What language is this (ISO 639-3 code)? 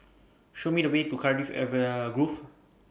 eng